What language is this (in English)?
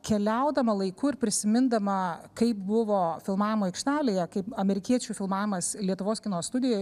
Lithuanian